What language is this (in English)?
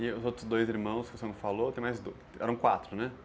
Portuguese